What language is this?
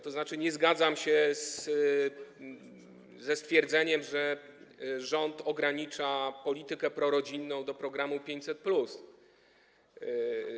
Polish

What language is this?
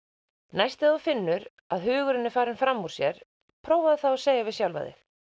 Icelandic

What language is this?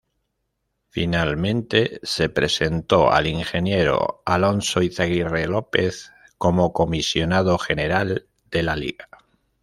Spanish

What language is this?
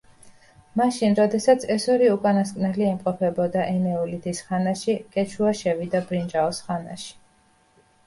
Georgian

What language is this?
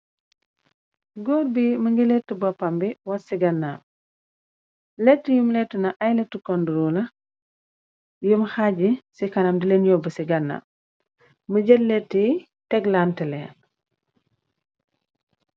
Wolof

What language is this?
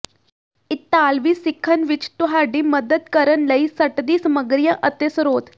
Punjabi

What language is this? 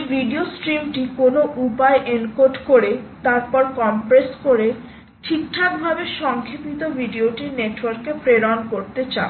Bangla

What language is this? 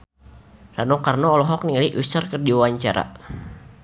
Sundanese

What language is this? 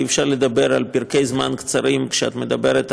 Hebrew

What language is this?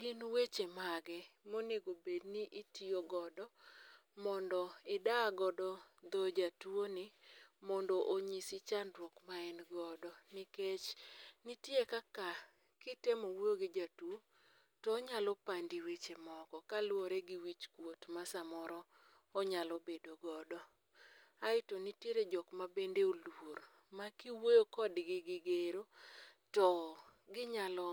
Luo (Kenya and Tanzania)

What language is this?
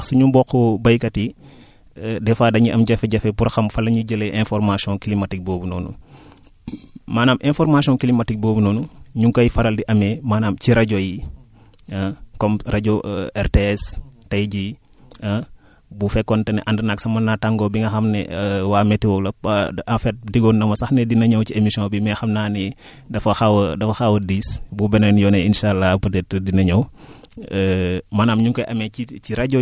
Wolof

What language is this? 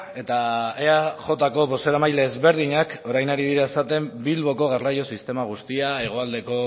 Basque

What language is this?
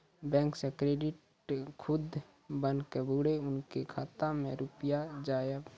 Maithili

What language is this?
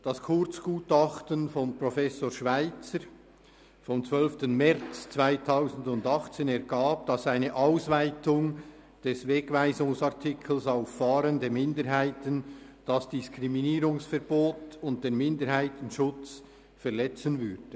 Swiss German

